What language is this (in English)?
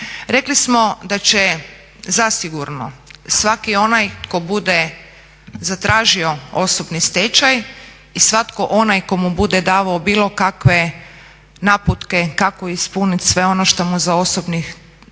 Croatian